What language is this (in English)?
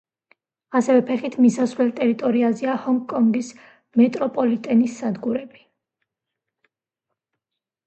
Georgian